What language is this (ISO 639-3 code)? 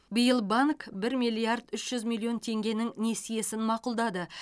kaz